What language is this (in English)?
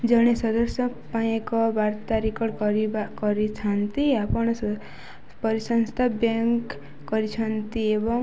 Odia